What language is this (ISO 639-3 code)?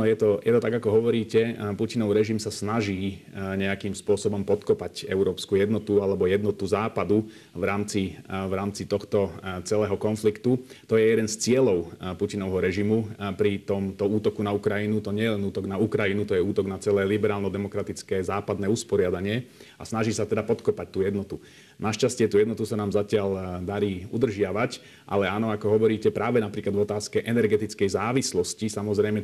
slk